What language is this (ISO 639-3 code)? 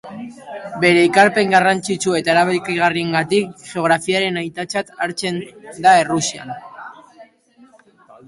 eus